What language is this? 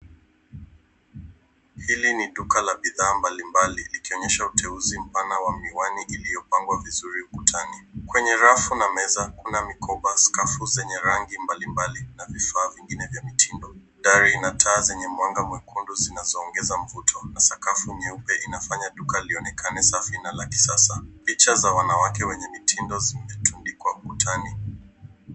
Swahili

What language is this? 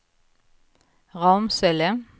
Swedish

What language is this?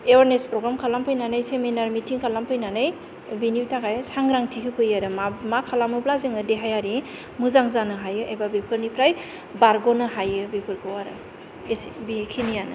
Bodo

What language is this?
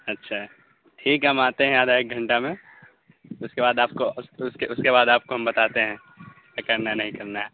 Urdu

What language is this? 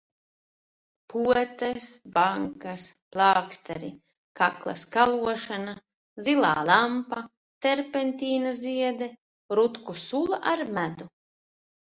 Latvian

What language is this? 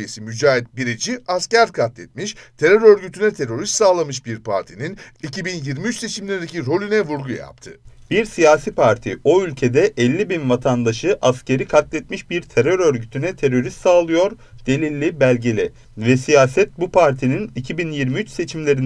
Turkish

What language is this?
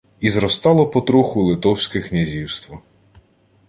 Ukrainian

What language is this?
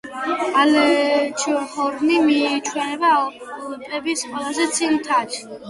Georgian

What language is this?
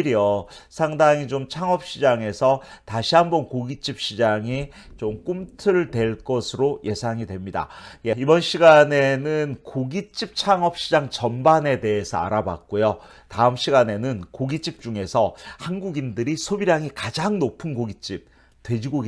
Korean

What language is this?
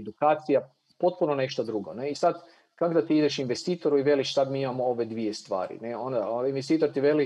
Croatian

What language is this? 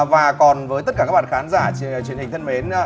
Vietnamese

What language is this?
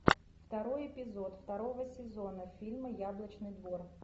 Russian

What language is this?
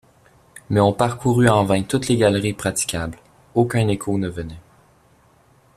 French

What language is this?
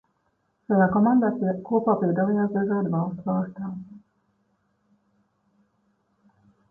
Latvian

